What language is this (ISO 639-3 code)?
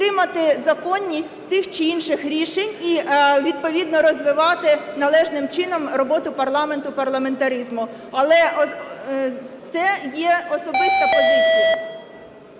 ukr